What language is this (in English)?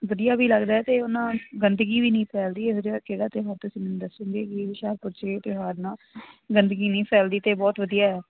Punjabi